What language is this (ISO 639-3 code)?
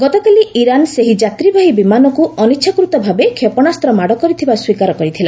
ori